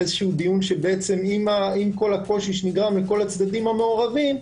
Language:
Hebrew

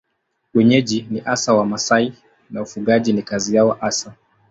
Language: Swahili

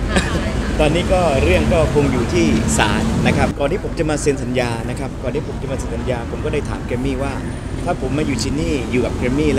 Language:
Thai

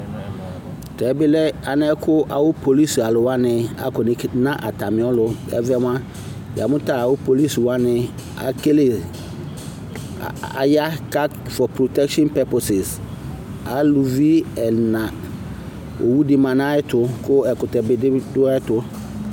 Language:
Ikposo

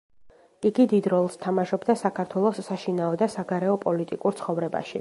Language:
Georgian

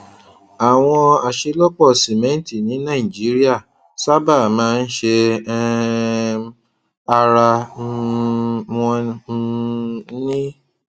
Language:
Yoruba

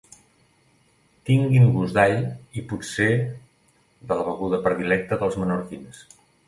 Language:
Catalan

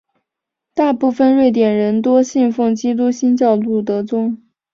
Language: Chinese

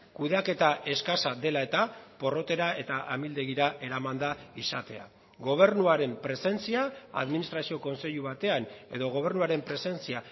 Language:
Basque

